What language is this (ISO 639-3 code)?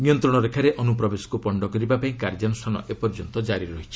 ori